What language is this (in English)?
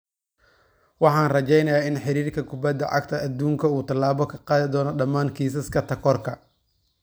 Somali